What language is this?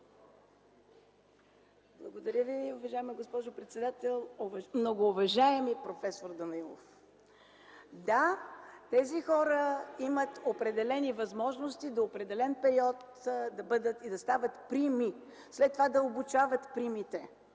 Bulgarian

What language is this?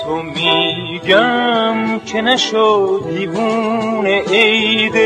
Persian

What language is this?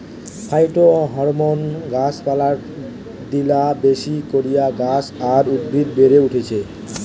Bangla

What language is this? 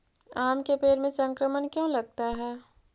Magahi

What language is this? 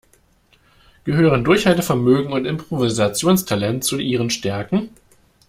German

